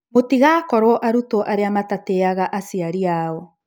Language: Kikuyu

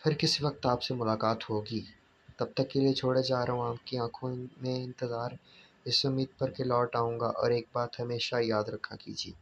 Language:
Urdu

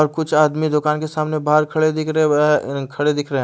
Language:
Hindi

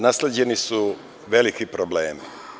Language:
Serbian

